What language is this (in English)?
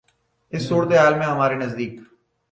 Urdu